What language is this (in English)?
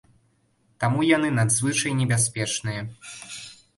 Belarusian